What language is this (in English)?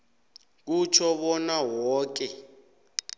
South Ndebele